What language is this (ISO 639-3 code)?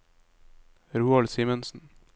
nor